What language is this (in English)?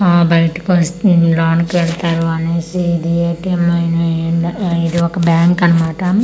Telugu